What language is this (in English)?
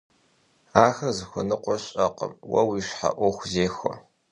Kabardian